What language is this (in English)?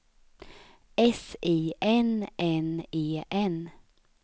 Swedish